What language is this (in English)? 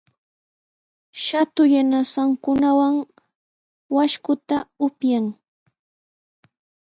Sihuas Ancash Quechua